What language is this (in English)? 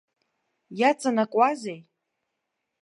Abkhazian